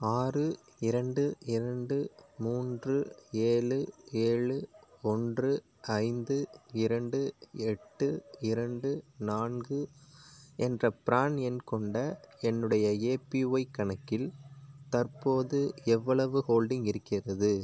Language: Tamil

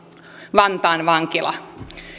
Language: Finnish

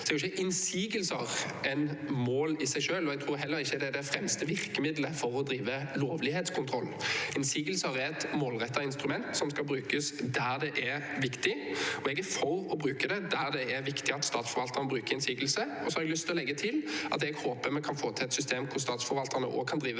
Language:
Norwegian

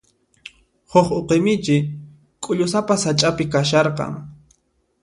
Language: Puno Quechua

